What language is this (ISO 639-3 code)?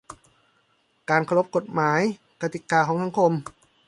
tha